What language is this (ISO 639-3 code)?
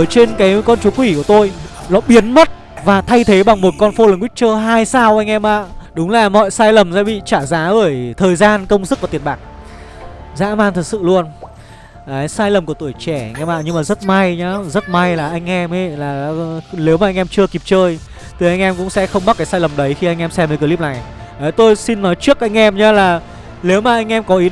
vie